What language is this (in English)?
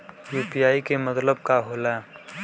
Bhojpuri